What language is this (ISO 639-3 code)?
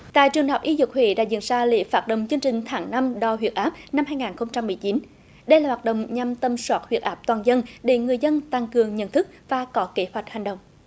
vie